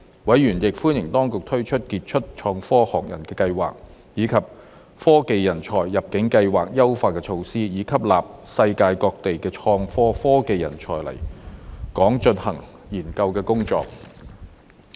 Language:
Cantonese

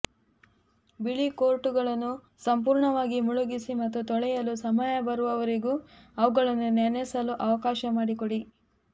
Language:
Kannada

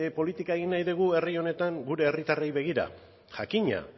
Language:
Basque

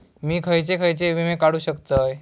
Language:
Marathi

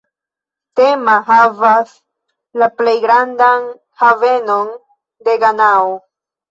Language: Esperanto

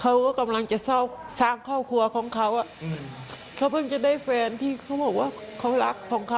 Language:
Thai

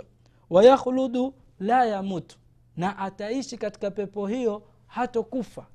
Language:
Swahili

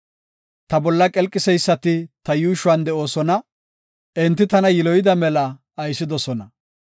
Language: Gofa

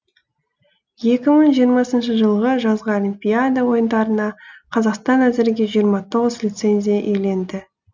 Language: Kazakh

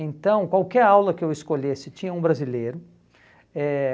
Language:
Portuguese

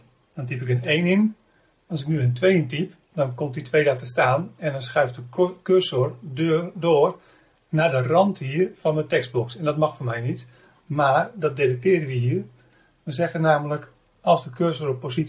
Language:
Dutch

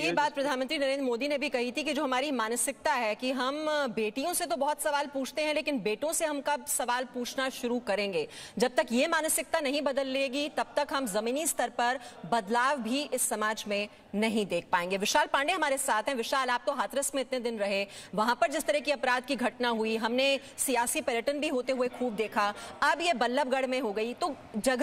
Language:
Hindi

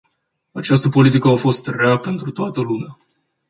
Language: Romanian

